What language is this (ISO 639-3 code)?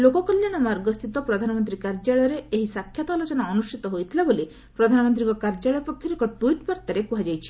ori